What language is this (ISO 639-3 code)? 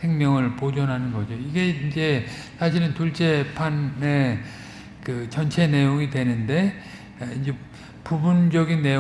kor